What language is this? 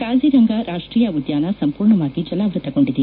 Kannada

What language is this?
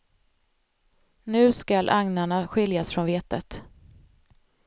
Swedish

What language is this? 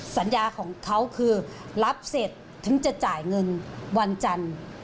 Thai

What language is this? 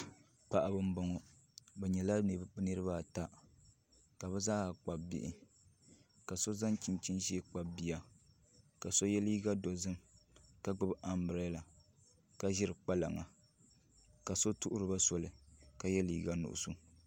Dagbani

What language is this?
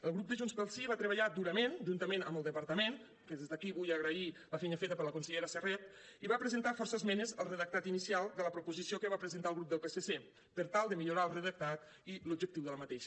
Catalan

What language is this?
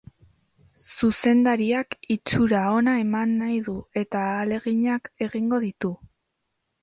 Basque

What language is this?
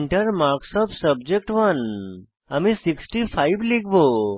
Bangla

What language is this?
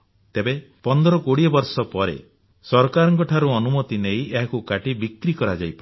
Odia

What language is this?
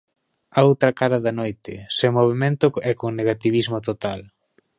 Galician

